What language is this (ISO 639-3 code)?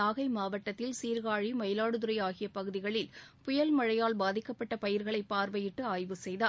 tam